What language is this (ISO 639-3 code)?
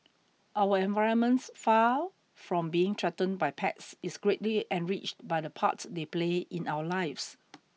eng